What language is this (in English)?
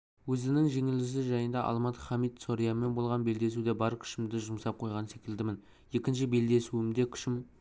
Kazakh